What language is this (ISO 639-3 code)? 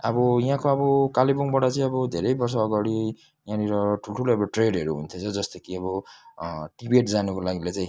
nep